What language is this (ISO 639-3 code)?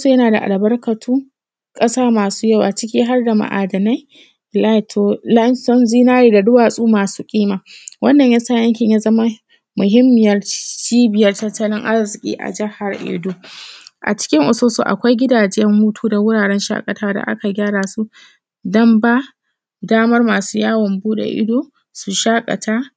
hau